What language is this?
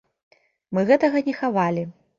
Belarusian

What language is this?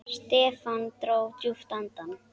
Icelandic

